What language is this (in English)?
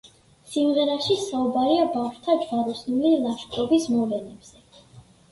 Georgian